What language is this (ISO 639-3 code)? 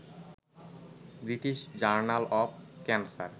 ben